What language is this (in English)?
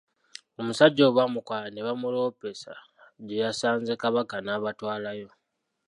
Ganda